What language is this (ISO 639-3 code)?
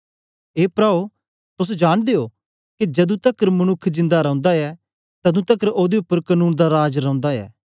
doi